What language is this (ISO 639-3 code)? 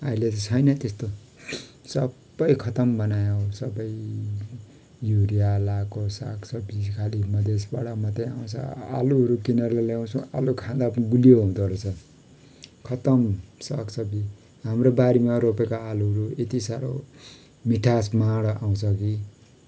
nep